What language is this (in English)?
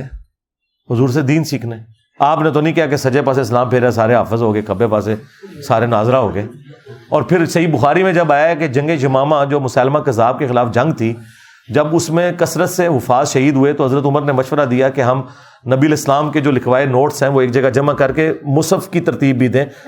Urdu